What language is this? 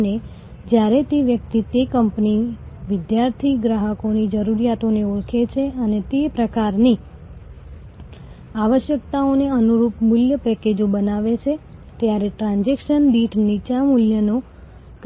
Gujarati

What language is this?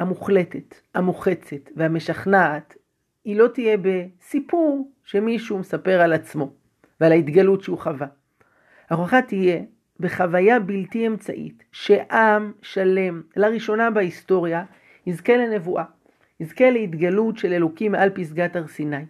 Hebrew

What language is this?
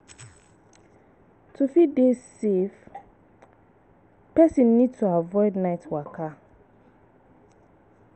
Nigerian Pidgin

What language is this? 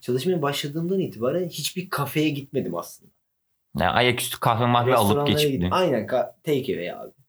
Turkish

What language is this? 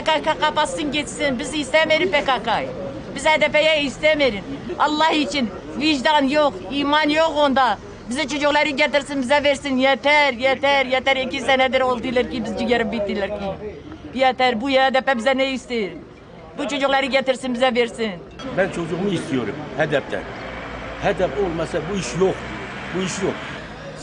Turkish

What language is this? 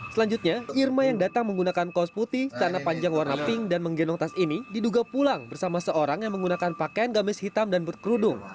Indonesian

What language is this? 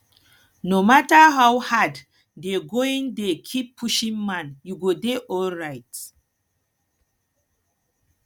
Nigerian Pidgin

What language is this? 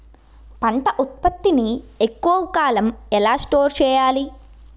Telugu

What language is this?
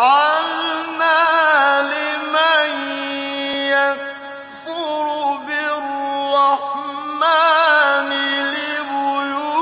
Arabic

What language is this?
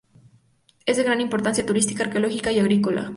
Spanish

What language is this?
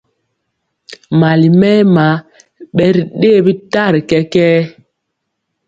Mpiemo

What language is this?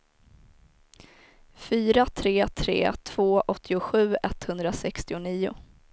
Swedish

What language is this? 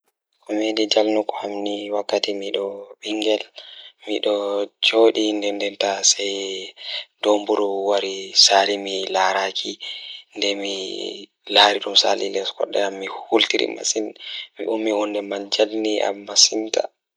Fula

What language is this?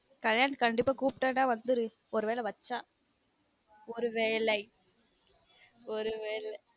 Tamil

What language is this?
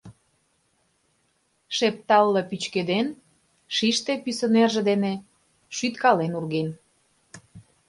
Mari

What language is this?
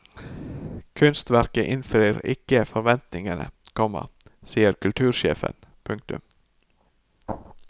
Norwegian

